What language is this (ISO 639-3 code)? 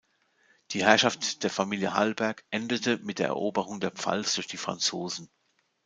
deu